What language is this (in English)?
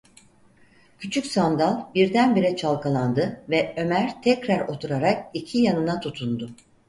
Turkish